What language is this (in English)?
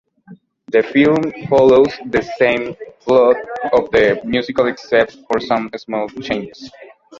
English